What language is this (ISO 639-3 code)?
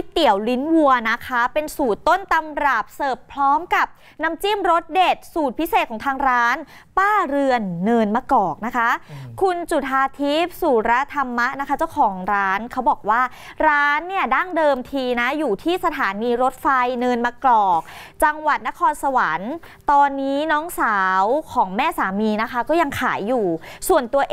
tha